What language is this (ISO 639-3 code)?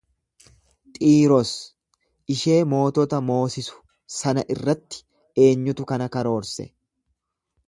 orm